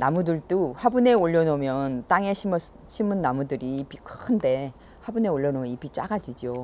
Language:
Korean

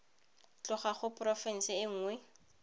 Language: Tswana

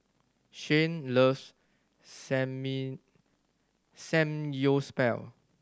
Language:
English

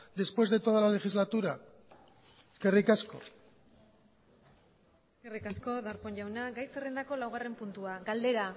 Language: Basque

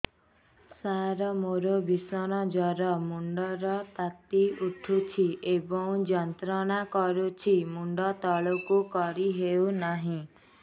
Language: Odia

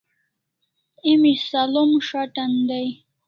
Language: Kalasha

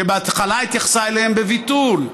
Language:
Hebrew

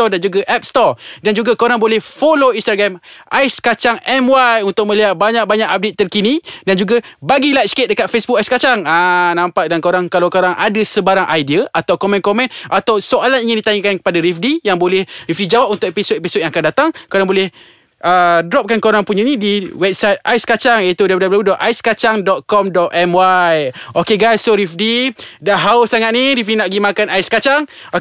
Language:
Malay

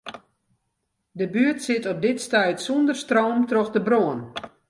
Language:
Western Frisian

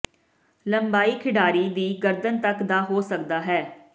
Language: Punjabi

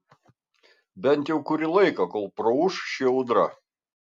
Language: Lithuanian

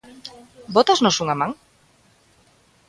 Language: Galician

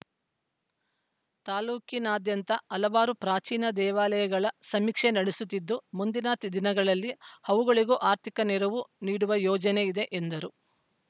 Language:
Kannada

